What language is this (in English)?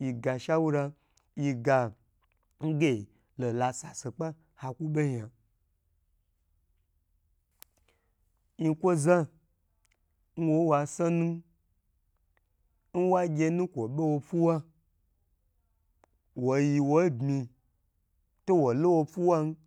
Gbagyi